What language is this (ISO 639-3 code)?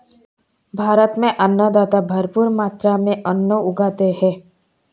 hin